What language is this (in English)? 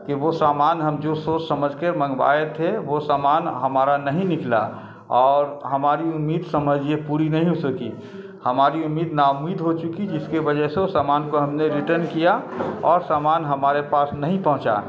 Urdu